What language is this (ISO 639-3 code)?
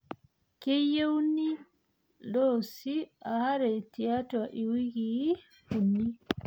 mas